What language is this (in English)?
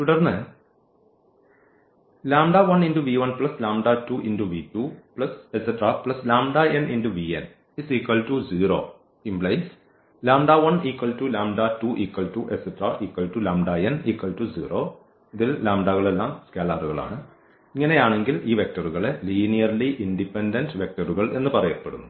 Malayalam